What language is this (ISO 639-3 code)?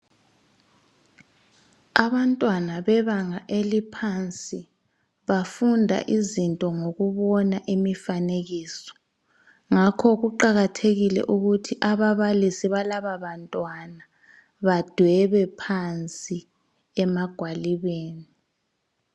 nde